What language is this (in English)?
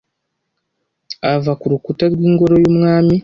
Kinyarwanda